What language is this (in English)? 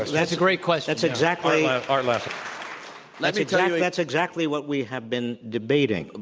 English